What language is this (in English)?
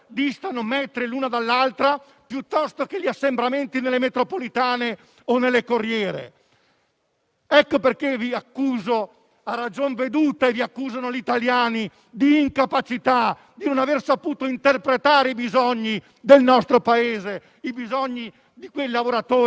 Italian